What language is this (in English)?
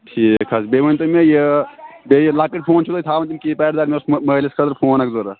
Kashmiri